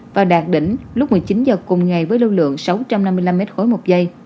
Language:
Vietnamese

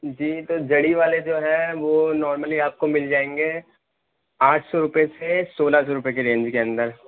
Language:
Urdu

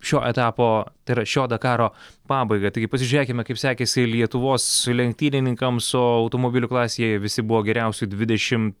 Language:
Lithuanian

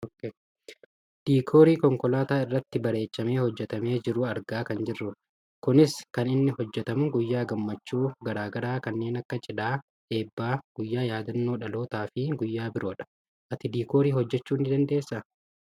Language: Oromo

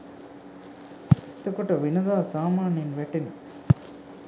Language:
Sinhala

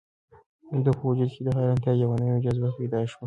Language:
Pashto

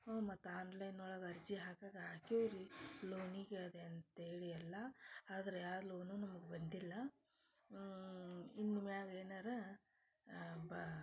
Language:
Kannada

